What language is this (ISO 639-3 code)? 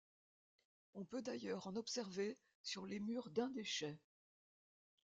fra